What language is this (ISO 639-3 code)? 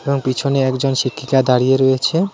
ben